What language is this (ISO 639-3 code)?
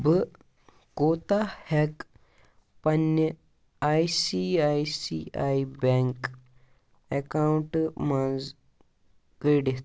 kas